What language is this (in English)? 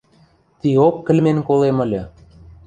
Western Mari